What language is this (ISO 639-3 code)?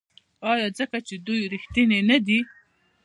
pus